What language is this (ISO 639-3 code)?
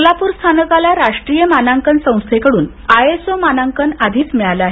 mar